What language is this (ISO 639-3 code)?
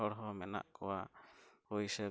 sat